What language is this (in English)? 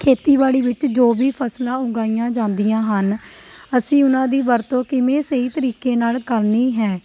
Punjabi